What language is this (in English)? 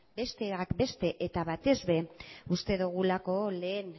Basque